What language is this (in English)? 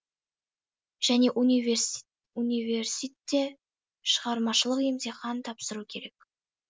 Kazakh